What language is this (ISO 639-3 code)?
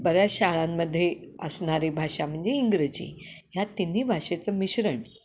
mar